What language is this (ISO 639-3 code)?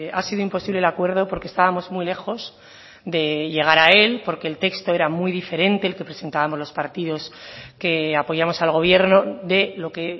spa